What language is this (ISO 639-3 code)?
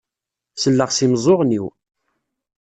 kab